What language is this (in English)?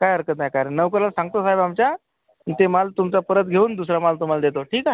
Marathi